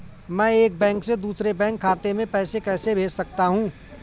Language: Hindi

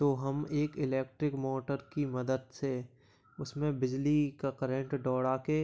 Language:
Hindi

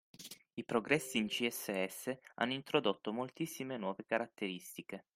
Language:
Italian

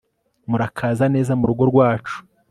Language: Kinyarwanda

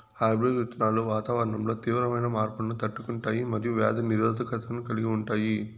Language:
Telugu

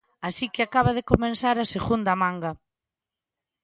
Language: Galician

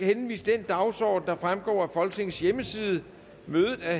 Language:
Danish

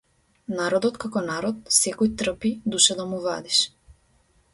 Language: Macedonian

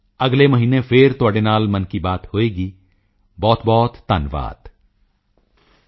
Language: Punjabi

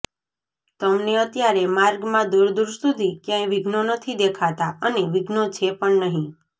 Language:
Gujarati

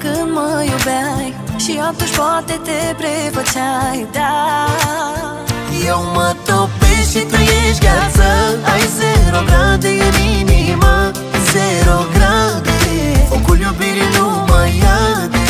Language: Romanian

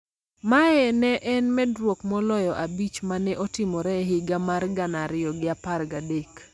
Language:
Luo (Kenya and Tanzania)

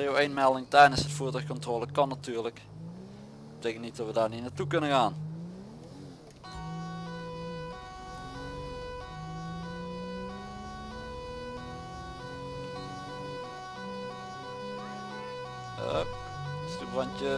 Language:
Dutch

